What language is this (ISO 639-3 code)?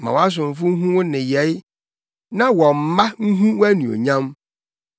aka